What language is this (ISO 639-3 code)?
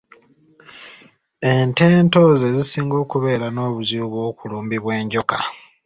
lug